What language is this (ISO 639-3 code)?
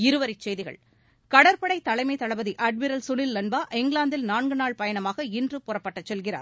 tam